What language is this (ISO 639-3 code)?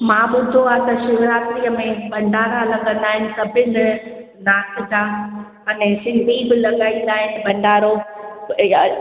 snd